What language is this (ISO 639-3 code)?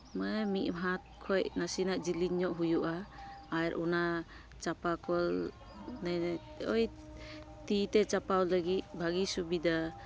sat